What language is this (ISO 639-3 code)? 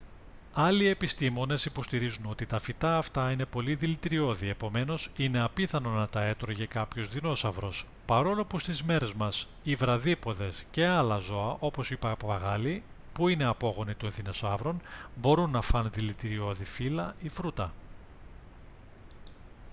ell